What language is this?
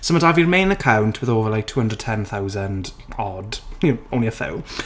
Welsh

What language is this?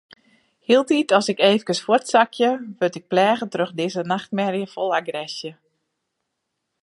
Western Frisian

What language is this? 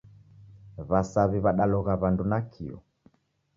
Taita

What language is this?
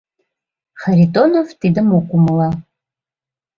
Mari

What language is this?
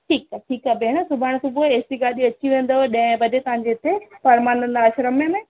Sindhi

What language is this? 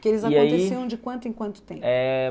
Portuguese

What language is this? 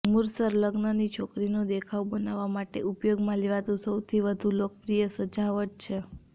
Gujarati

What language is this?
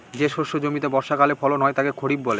Bangla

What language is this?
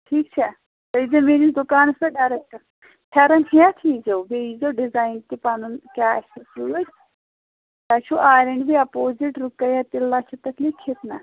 Kashmiri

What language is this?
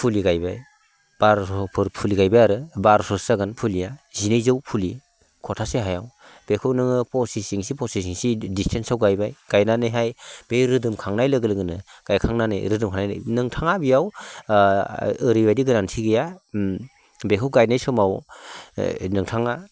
Bodo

